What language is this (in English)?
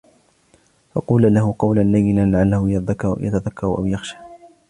Arabic